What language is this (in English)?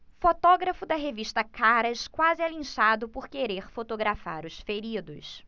Portuguese